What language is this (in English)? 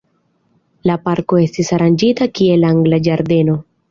Esperanto